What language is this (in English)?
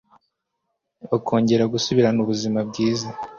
Kinyarwanda